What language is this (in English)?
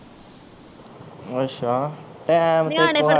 Punjabi